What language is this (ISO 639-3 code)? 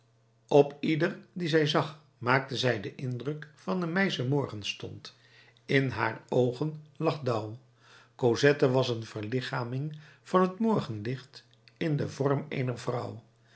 nld